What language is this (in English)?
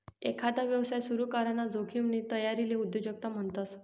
Marathi